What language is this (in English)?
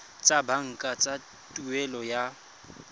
Tswana